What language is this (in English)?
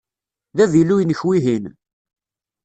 Kabyle